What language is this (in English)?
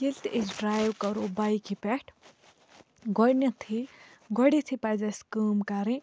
Kashmiri